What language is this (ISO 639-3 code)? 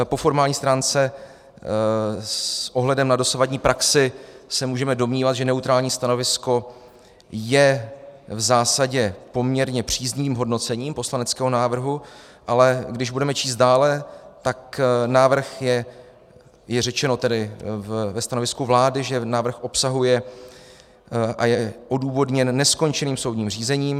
ces